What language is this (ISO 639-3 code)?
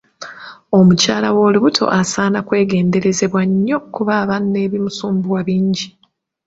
lug